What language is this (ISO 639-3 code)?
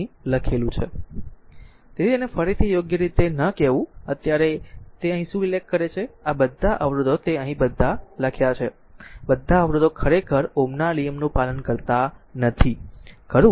guj